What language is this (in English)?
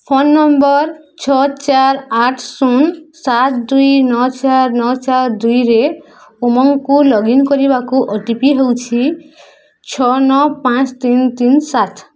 Odia